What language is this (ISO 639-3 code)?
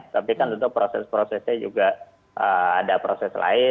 ind